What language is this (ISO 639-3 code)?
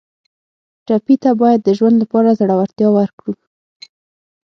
pus